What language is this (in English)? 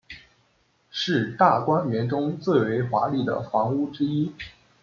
Chinese